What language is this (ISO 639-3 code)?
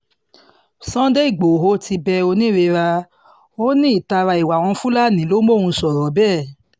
yor